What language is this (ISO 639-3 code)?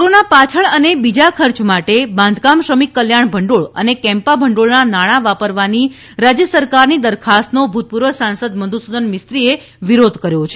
guj